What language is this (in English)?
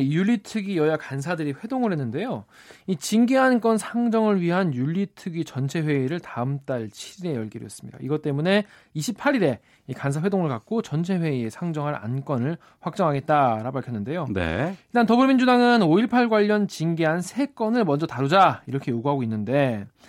Korean